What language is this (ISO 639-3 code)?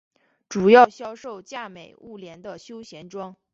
zho